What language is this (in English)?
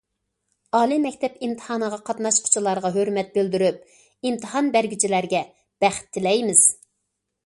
Uyghur